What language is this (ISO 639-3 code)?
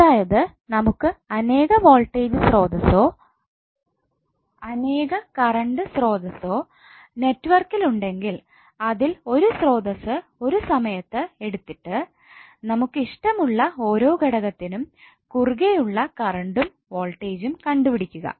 mal